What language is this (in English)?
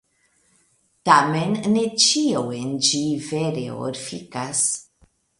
Esperanto